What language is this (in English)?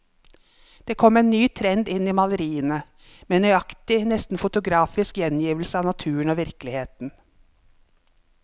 Norwegian